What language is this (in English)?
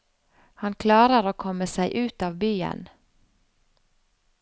Norwegian